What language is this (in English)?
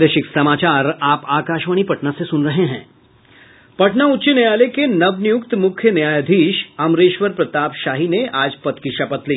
Hindi